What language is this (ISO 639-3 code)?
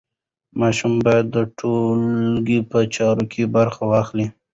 pus